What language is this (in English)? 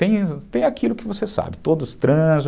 Portuguese